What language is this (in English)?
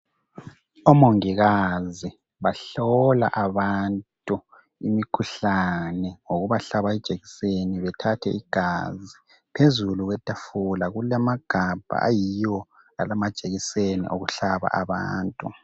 North Ndebele